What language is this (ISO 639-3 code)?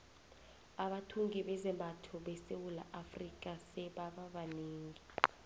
nbl